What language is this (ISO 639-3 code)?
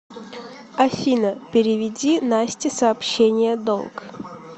rus